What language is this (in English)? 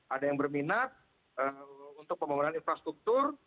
Indonesian